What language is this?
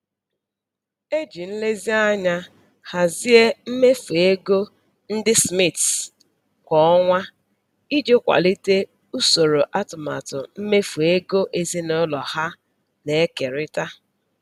Igbo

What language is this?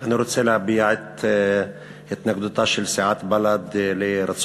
Hebrew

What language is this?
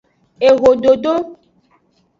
Aja (Benin)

